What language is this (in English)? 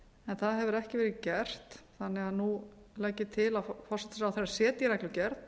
Icelandic